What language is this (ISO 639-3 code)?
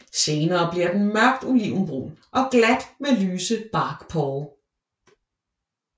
dan